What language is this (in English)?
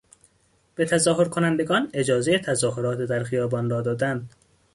Persian